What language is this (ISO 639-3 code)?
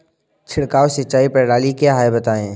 hin